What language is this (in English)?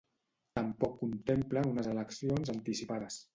Catalan